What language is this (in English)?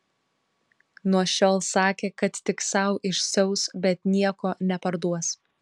Lithuanian